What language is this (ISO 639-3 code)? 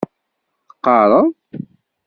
kab